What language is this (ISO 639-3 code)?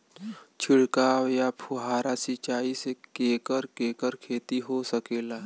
bho